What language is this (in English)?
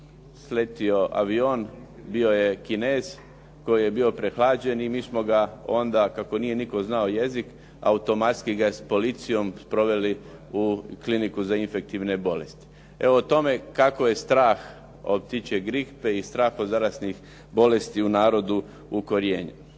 Croatian